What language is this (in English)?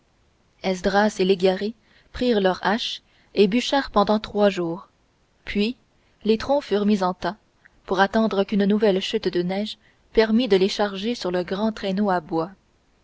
French